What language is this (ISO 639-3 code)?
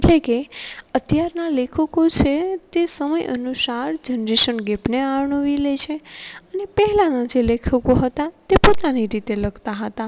guj